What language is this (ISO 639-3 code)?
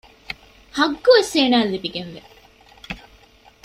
div